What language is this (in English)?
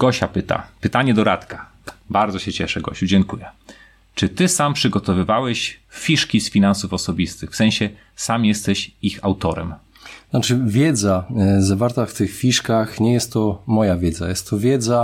Polish